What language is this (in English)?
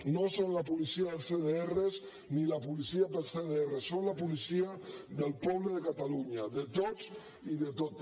Catalan